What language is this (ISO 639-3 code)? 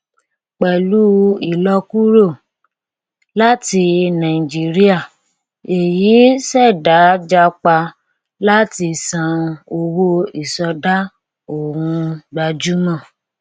yor